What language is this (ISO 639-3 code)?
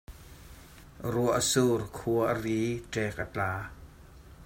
cnh